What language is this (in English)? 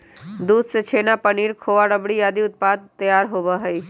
Magahi